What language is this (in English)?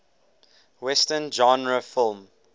English